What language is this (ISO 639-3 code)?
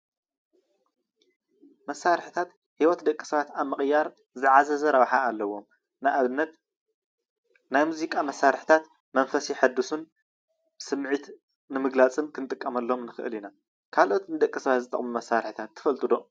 tir